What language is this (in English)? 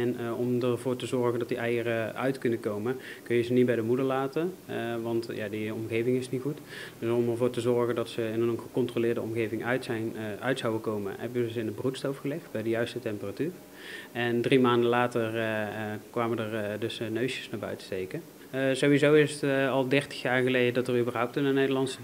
Dutch